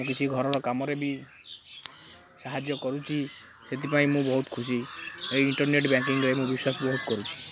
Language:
Odia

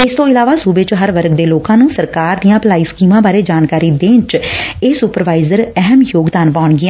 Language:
Punjabi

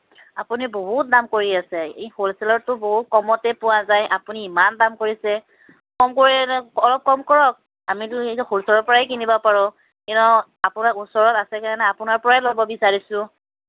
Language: Assamese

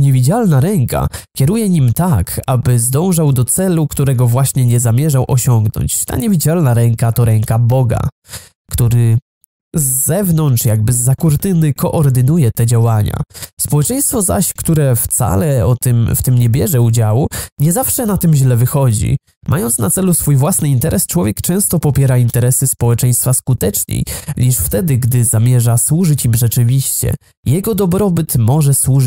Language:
Polish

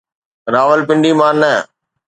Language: Sindhi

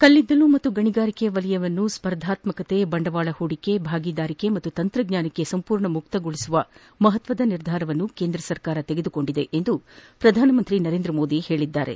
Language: Kannada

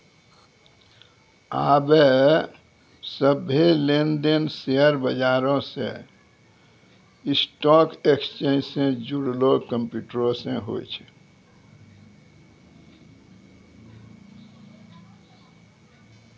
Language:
Maithili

